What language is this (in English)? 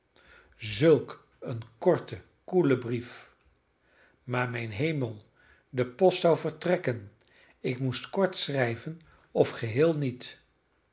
Dutch